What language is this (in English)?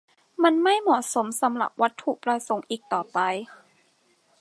Thai